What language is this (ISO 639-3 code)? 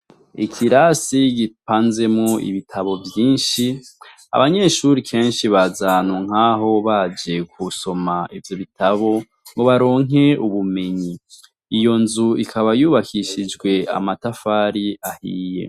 run